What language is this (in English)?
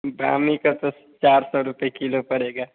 Hindi